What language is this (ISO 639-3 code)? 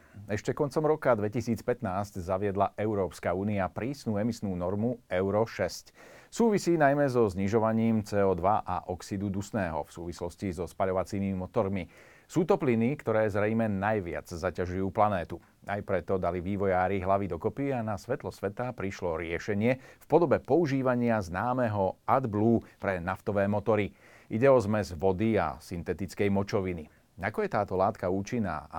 slk